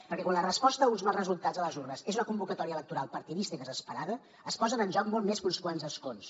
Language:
Catalan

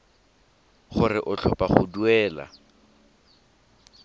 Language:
Tswana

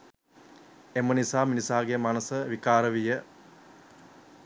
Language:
Sinhala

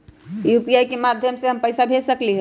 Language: Magahi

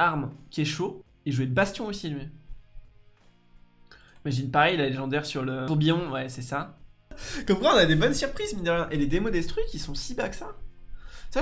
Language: French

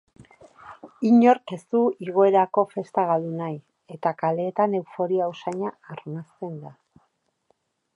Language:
Basque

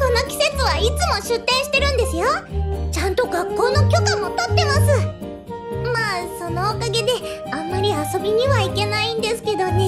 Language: Japanese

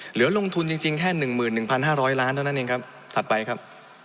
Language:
Thai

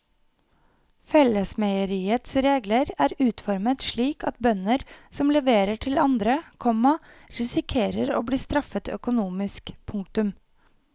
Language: Norwegian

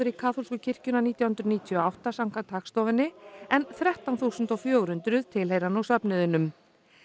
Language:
Icelandic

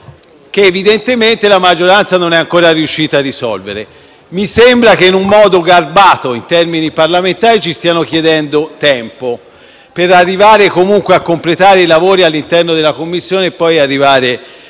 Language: Italian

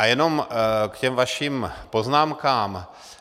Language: Czech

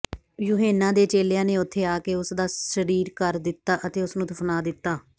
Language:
Punjabi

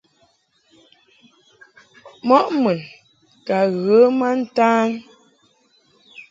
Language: Mungaka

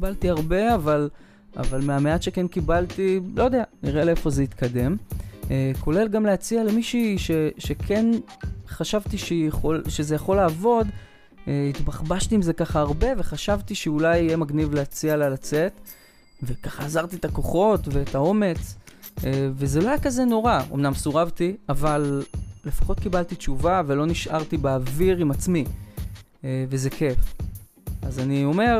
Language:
Hebrew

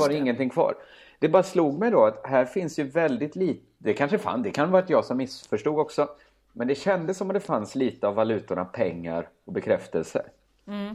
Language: Swedish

